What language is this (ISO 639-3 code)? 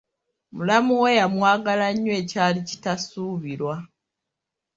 lug